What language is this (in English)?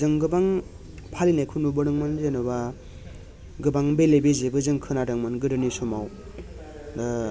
Bodo